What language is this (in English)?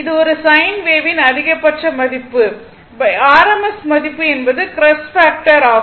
Tamil